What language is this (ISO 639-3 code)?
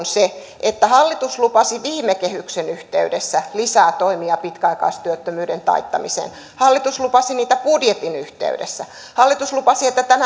fin